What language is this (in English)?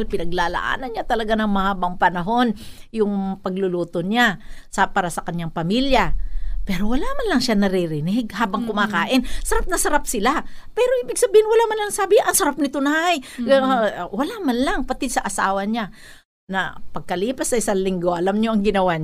Filipino